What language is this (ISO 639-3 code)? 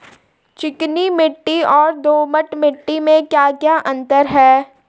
hin